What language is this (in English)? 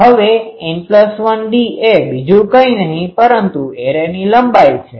Gujarati